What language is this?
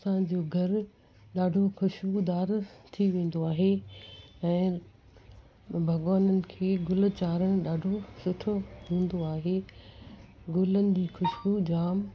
Sindhi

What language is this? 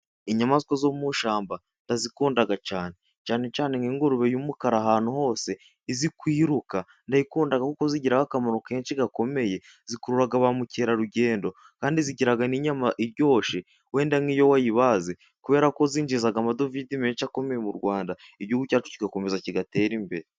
Kinyarwanda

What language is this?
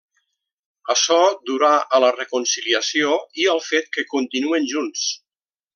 Catalan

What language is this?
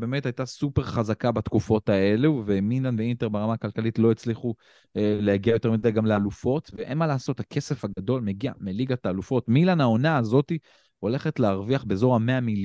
Hebrew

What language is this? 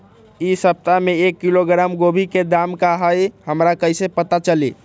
Magahi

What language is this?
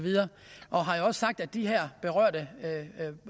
Danish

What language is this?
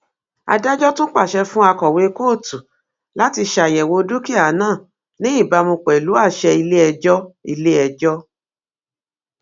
Yoruba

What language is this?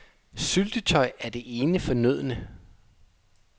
Danish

